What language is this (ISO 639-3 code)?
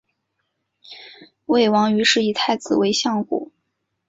zho